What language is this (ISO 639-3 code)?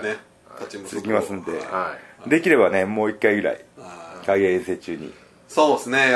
jpn